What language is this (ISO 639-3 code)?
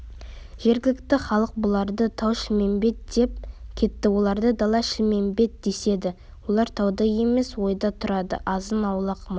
kaz